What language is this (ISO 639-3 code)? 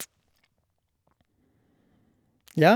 nor